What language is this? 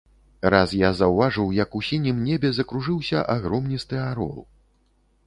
Belarusian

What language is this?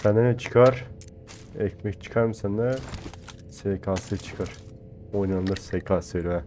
Turkish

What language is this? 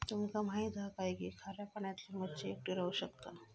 Marathi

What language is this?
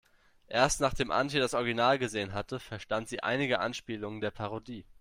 German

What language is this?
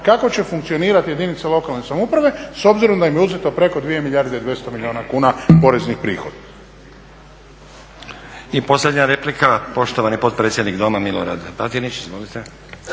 Croatian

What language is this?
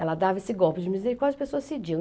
Portuguese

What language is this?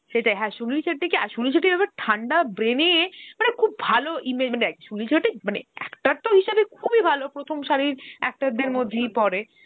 Bangla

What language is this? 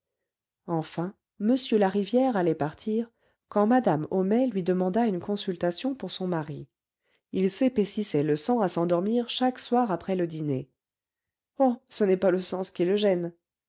French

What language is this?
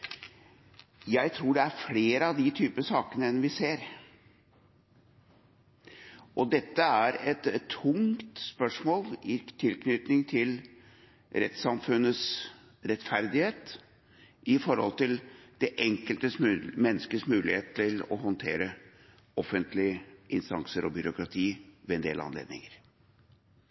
Norwegian Bokmål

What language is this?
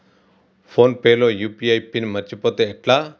Telugu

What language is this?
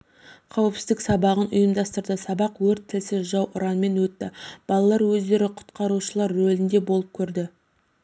Kazakh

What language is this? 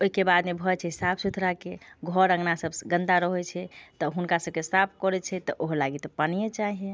Maithili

